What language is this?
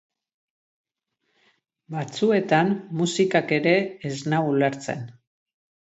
Basque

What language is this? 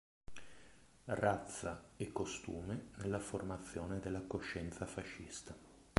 Italian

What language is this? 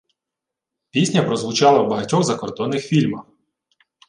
Ukrainian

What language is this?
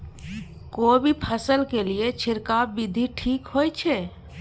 Maithili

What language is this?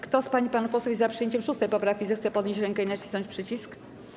Polish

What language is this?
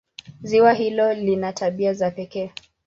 Swahili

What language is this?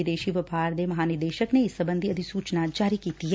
Punjabi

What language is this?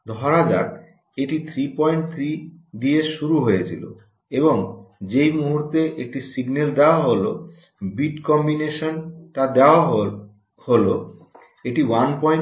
Bangla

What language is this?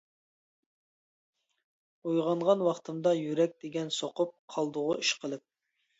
Uyghur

